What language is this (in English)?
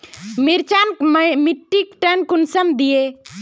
Magahi